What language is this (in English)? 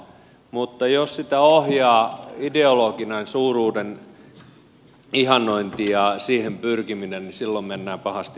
Finnish